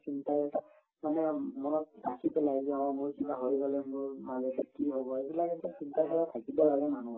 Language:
Assamese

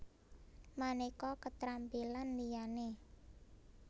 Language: Javanese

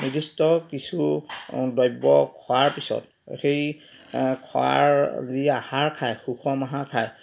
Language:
Assamese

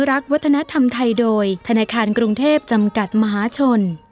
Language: Thai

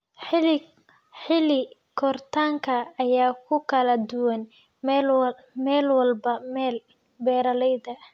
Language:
Somali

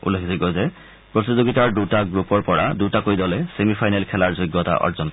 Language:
Assamese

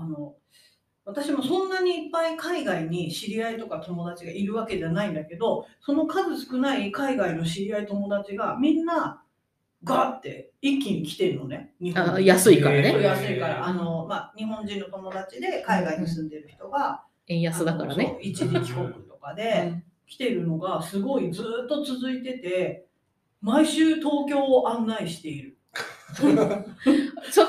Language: Japanese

